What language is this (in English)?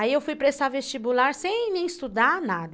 Portuguese